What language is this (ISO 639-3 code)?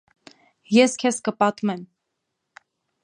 hye